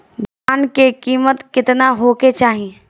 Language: Bhojpuri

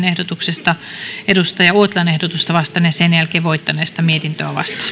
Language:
Finnish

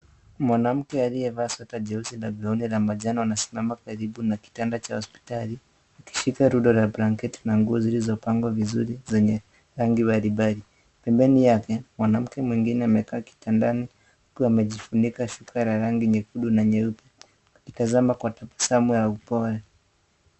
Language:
Swahili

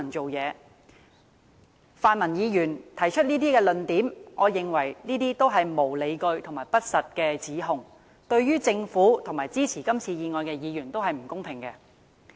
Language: Cantonese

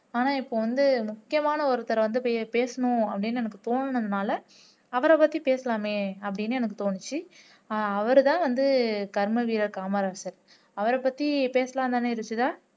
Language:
Tamil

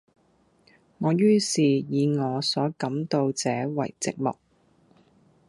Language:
Cantonese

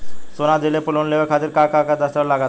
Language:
Bhojpuri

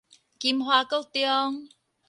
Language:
Min Nan Chinese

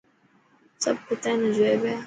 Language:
Dhatki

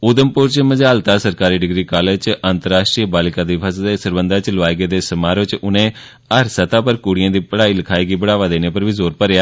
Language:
Dogri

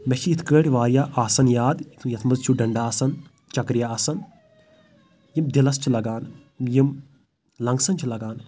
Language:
Kashmiri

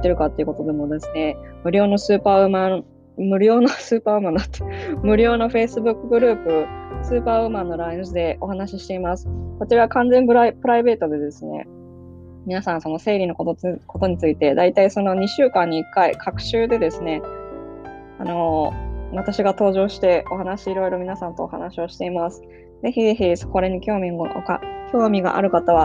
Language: Japanese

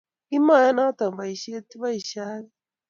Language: Kalenjin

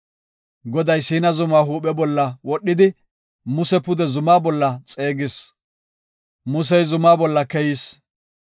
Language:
Gofa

